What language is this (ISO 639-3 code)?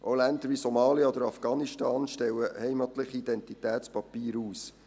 gsw